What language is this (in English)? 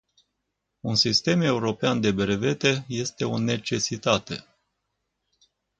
Romanian